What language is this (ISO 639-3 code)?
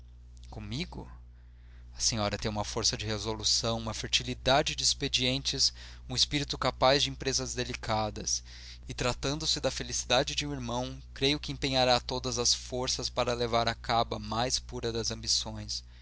por